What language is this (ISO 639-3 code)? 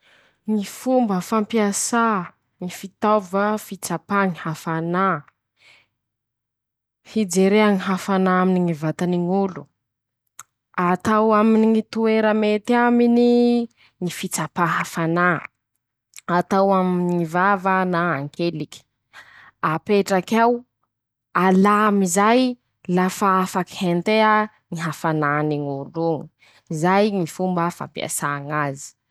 msh